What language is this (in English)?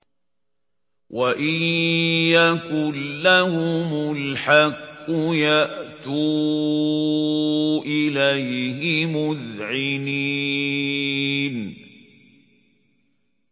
Arabic